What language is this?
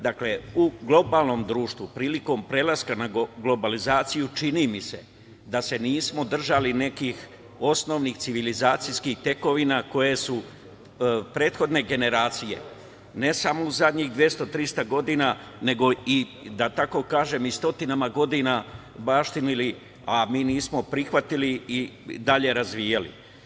Serbian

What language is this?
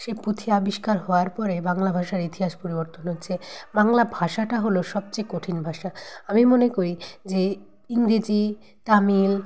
Bangla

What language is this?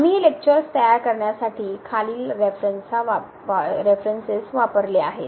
Marathi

